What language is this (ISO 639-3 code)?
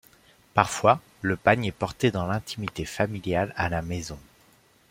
fra